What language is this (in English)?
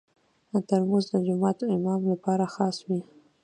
Pashto